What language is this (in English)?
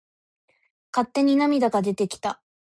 Japanese